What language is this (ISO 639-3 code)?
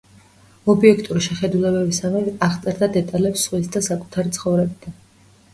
kat